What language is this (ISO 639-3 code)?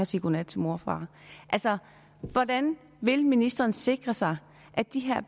dan